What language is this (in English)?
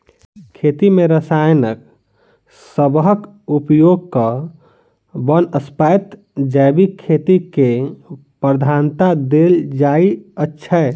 Maithili